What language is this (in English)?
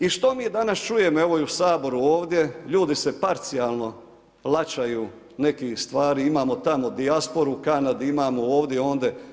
Croatian